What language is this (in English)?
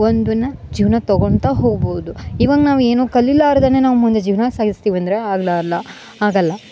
Kannada